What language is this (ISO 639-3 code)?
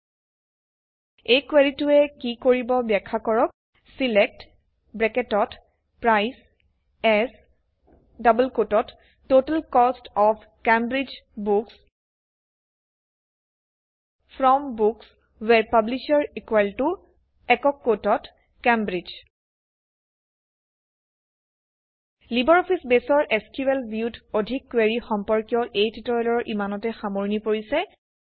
asm